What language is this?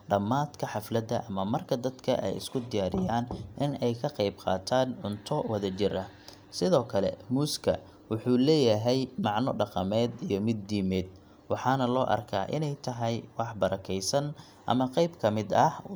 Somali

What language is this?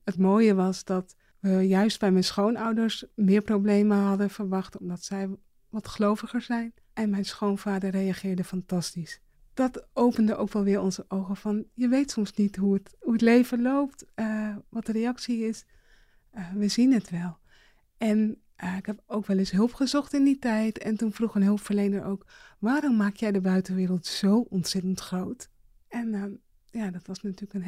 Dutch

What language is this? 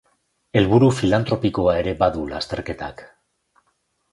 Basque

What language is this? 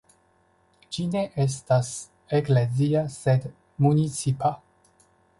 Esperanto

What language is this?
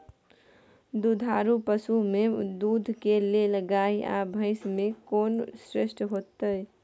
Maithili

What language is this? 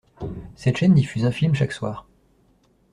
French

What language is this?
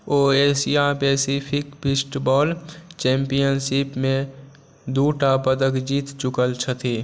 Maithili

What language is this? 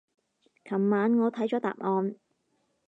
Cantonese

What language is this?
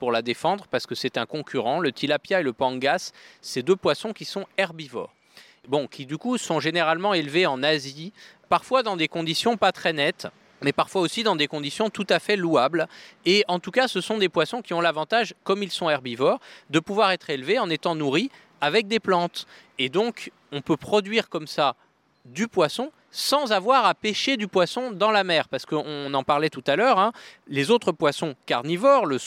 French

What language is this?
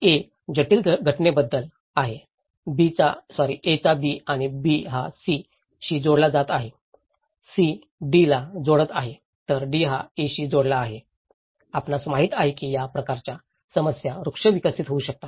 Marathi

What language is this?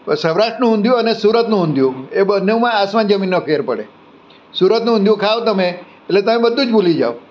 Gujarati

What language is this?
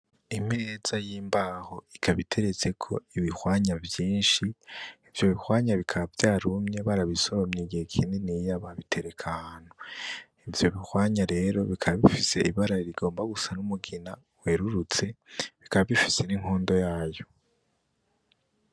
Rundi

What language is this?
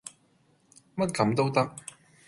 Cantonese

